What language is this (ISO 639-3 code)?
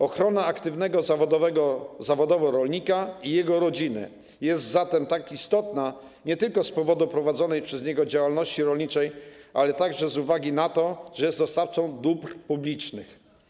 pol